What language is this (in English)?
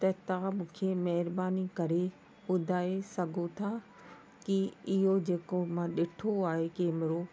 Sindhi